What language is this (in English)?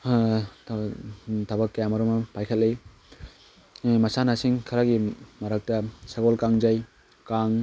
Manipuri